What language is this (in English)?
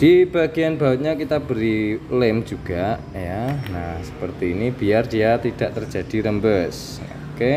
Indonesian